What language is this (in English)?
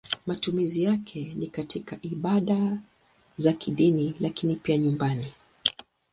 Swahili